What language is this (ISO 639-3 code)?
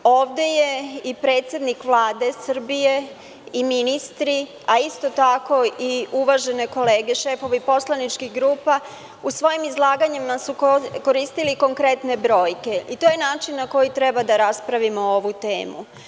srp